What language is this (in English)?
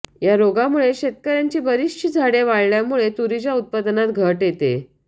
Marathi